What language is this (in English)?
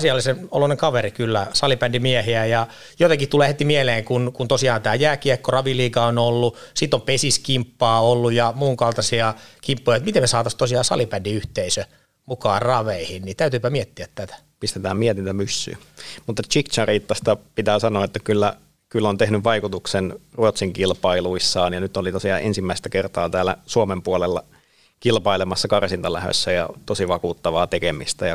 Finnish